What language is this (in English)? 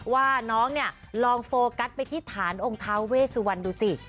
Thai